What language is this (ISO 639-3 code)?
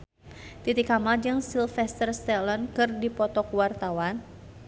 sun